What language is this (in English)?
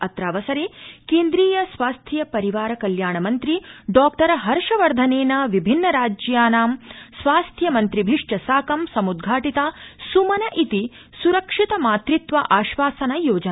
Sanskrit